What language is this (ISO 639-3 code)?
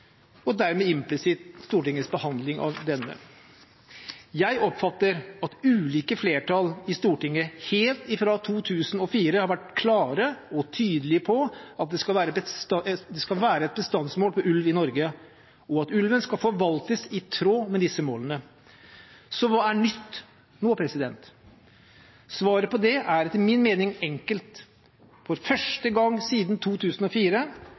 nob